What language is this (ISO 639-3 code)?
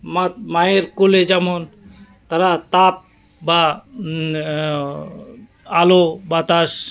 ben